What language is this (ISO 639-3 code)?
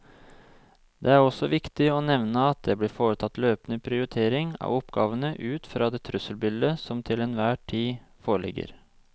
nor